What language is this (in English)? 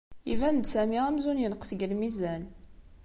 Kabyle